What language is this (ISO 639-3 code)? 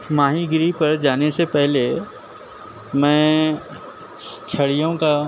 urd